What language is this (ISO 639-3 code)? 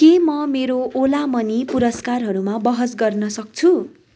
nep